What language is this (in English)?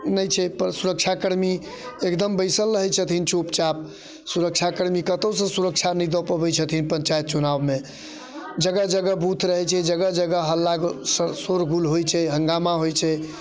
Maithili